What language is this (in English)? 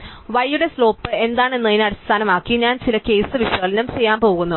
Malayalam